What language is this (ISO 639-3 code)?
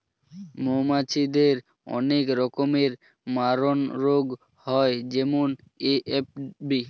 ben